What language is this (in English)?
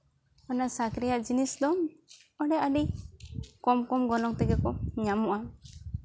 Santali